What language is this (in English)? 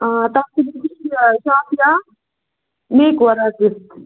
Kashmiri